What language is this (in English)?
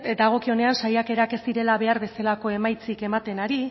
Basque